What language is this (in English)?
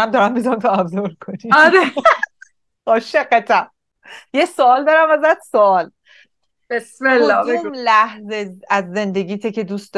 Persian